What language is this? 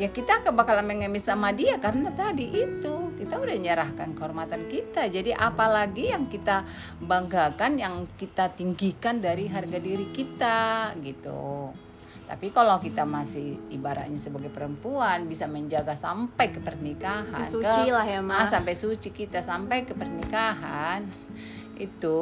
Indonesian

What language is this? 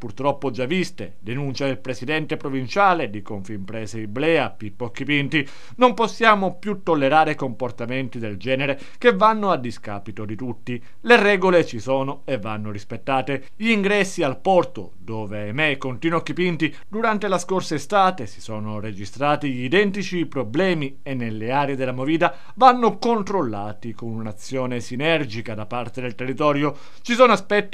Italian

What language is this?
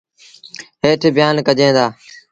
Sindhi Bhil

